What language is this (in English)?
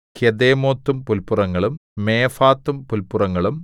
Malayalam